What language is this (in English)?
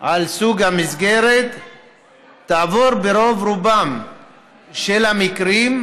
Hebrew